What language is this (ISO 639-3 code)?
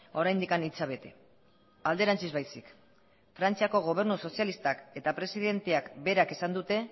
eus